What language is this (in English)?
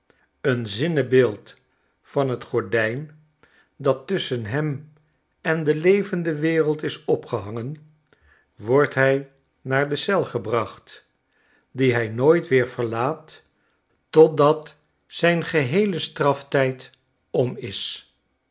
Dutch